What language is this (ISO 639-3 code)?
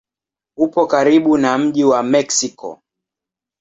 swa